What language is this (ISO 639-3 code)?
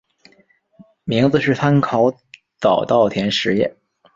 zho